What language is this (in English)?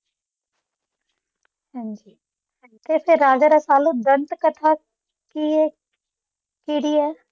Punjabi